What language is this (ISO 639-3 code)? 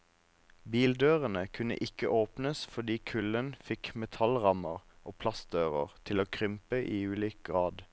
nor